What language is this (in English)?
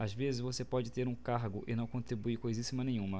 Portuguese